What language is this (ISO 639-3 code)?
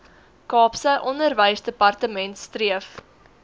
afr